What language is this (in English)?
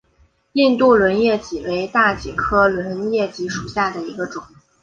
Chinese